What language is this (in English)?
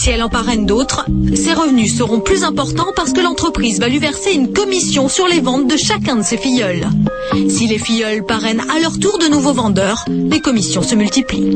French